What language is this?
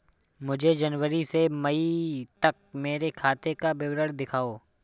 Hindi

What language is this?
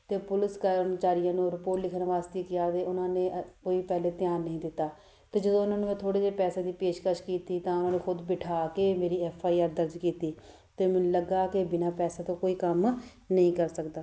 Punjabi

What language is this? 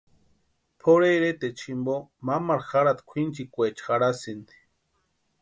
Western Highland Purepecha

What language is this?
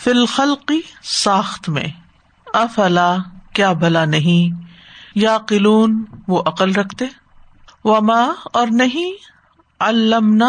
Urdu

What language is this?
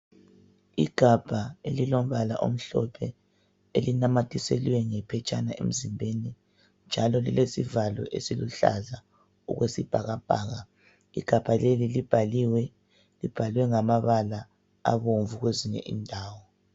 North Ndebele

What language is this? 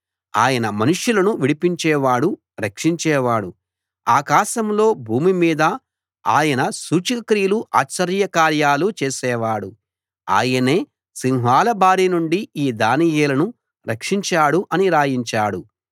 Telugu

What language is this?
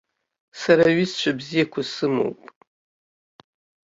Abkhazian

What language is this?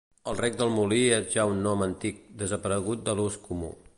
Catalan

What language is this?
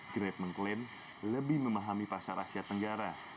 Indonesian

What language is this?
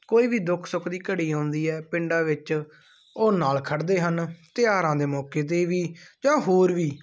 Punjabi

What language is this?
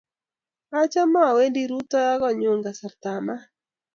Kalenjin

